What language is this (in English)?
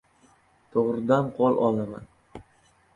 Uzbek